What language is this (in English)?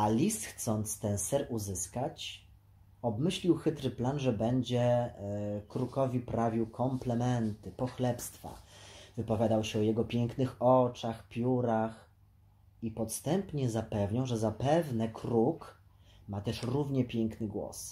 Polish